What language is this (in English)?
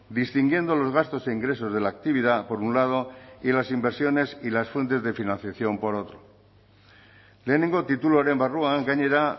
Spanish